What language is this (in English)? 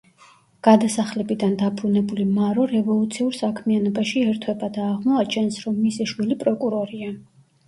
Georgian